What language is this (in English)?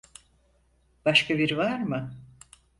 Turkish